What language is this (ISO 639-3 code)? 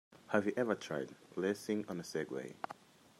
eng